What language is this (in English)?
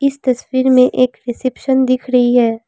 Hindi